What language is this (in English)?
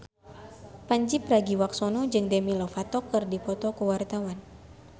Sundanese